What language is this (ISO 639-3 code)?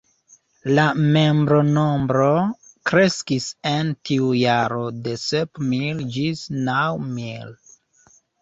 epo